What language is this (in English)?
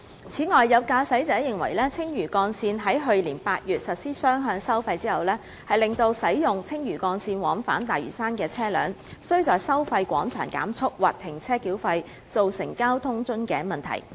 Cantonese